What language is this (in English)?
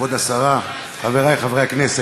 Hebrew